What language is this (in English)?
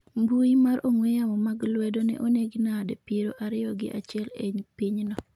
Luo (Kenya and Tanzania)